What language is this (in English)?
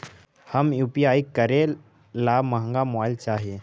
Magahi